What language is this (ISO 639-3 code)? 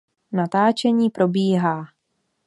ces